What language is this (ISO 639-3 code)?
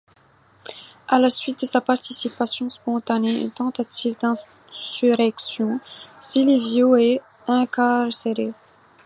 fra